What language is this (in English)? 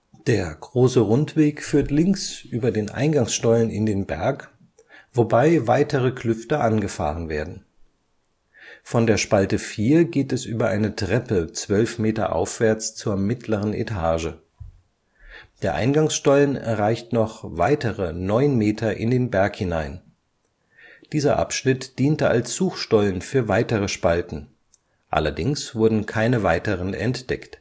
German